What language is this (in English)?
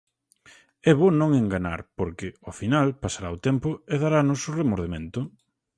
Galician